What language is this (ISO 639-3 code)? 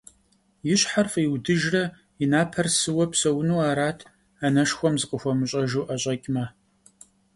kbd